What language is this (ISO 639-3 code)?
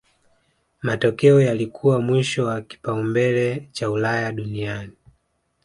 swa